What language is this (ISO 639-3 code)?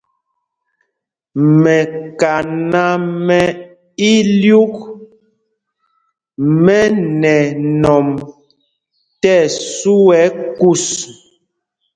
mgg